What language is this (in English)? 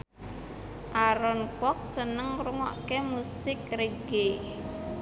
Javanese